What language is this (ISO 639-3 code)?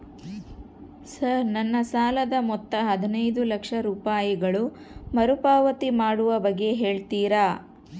kan